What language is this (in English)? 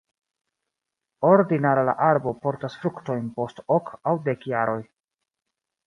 Esperanto